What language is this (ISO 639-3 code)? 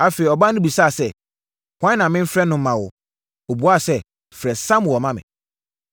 aka